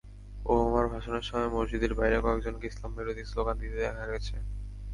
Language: Bangla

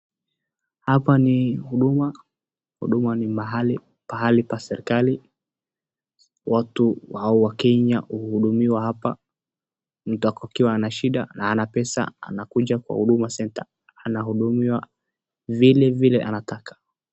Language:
Swahili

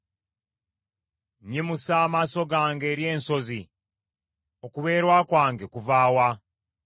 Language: Ganda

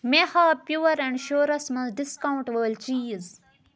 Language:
Kashmiri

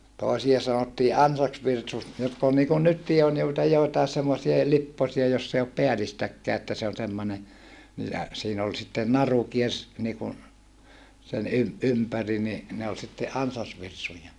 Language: Finnish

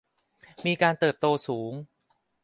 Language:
Thai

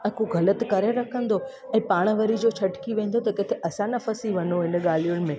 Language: Sindhi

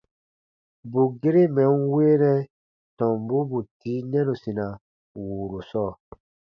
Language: Baatonum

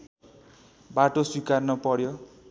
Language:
Nepali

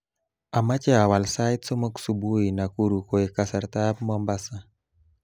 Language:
Kalenjin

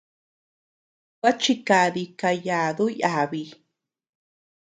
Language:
Tepeuxila Cuicatec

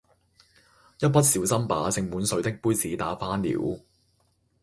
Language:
Cantonese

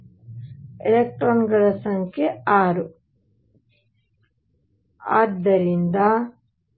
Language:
Kannada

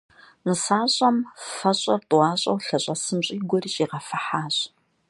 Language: Kabardian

